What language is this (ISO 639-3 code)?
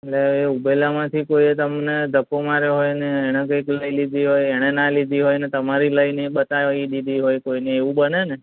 guj